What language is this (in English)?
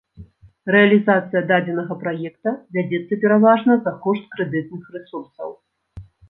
Belarusian